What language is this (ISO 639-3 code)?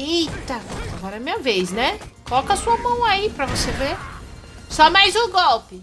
por